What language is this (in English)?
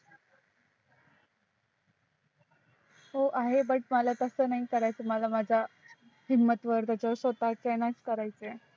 Marathi